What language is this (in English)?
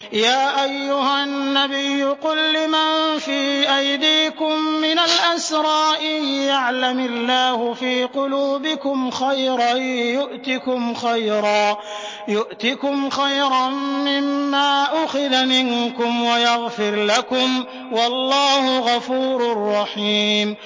Arabic